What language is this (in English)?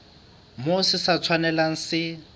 Southern Sotho